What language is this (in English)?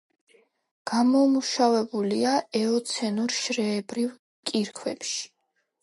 Georgian